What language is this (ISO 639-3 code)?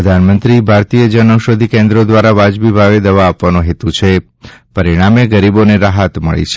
guj